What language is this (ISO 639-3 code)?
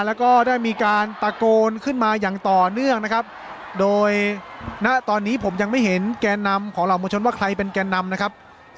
tha